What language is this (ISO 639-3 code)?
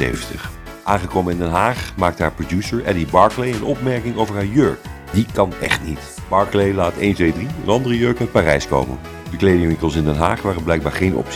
nld